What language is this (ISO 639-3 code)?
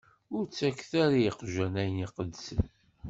kab